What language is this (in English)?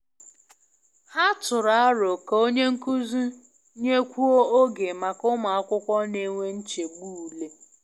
Igbo